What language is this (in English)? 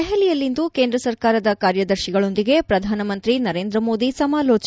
Kannada